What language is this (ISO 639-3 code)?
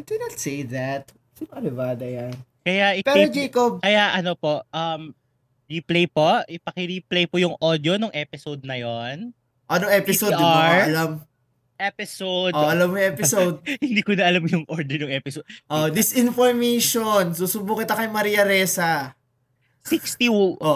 fil